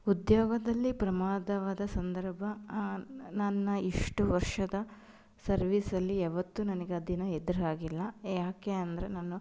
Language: Kannada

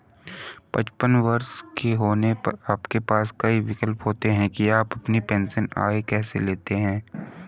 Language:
Hindi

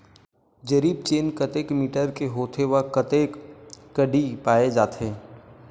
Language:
Chhattisgarhi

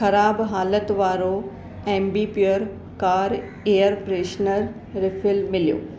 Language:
Sindhi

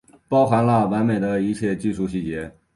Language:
Chinese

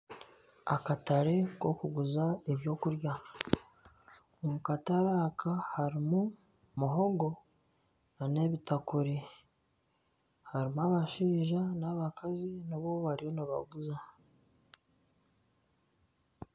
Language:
Nyankole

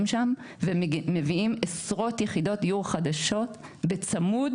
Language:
Hebrew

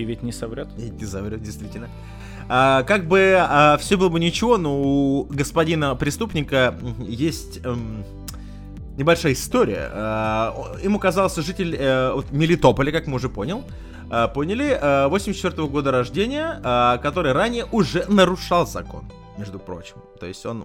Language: Russian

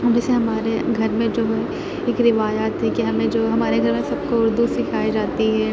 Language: Urdu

